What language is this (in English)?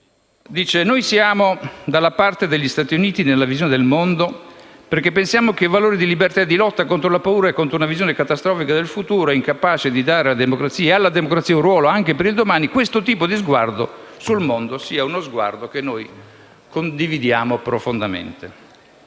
Italian